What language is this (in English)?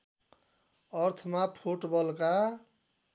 Nepali